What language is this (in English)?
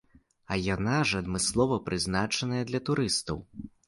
Belarusian